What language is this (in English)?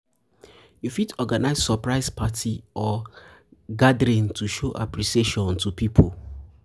Nigerian Pidgin